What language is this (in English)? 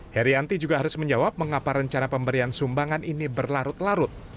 Indonesian